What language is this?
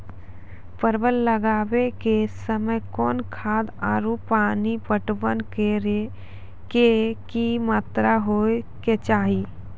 Maithili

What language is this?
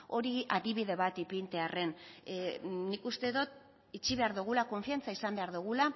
Basque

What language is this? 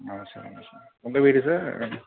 Tamil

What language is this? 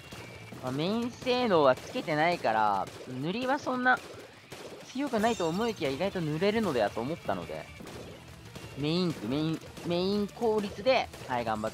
Japanese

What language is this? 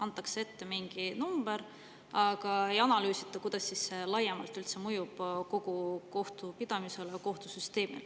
Estonian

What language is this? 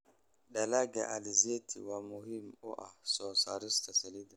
Somali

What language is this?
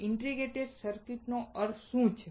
Gujarati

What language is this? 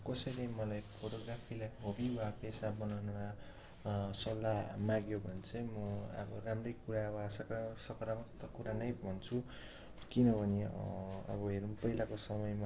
Nepali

